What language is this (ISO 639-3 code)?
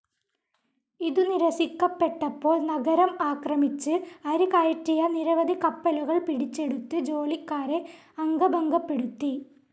mal